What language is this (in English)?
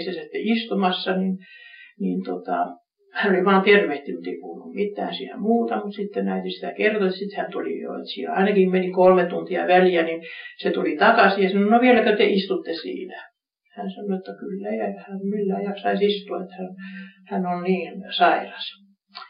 Finnish